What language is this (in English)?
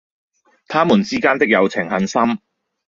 Cantonese